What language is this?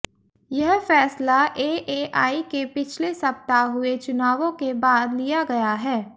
Hindi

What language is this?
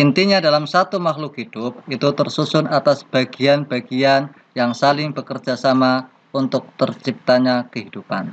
Indonesian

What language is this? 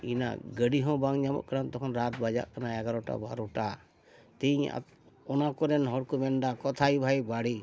Santali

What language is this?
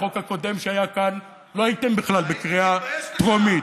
Hebrew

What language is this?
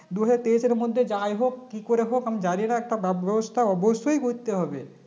Bangla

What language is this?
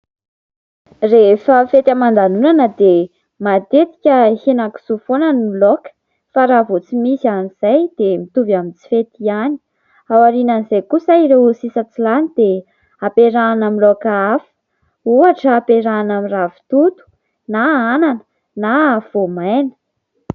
Malagasy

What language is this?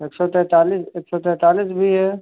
Hindi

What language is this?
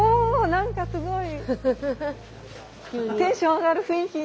Japanese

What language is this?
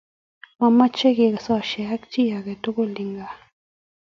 Kalenjin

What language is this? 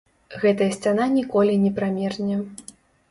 Belarusian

